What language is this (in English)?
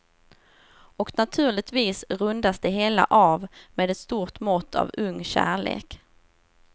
Swedish